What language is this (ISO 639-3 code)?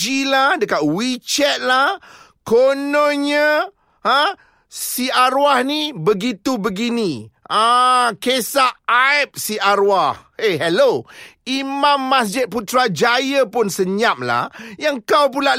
msa